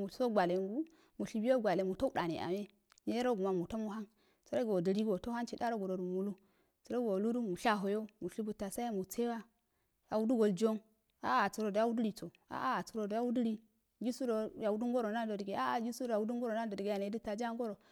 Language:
Afade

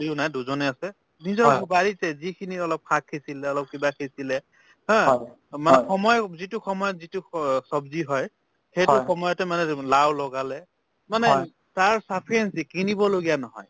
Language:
Assamese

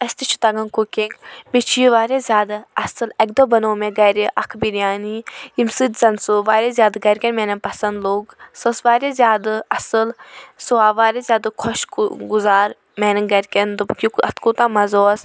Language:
Kashmiri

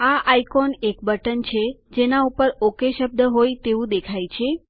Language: Gujarati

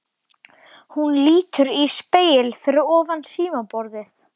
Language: Icelandic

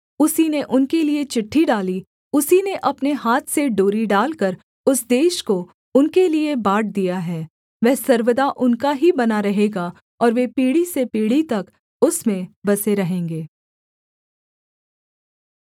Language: Hindi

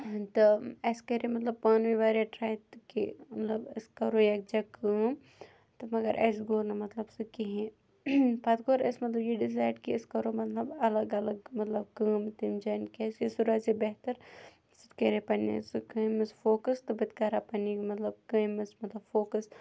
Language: Kashmiri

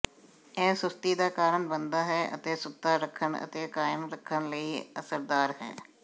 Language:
Punjabi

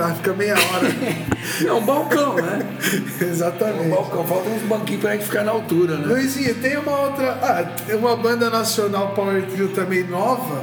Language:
Portuguese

